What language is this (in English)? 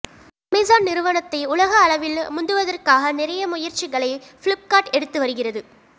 Tamil